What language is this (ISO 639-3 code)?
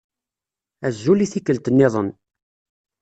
kab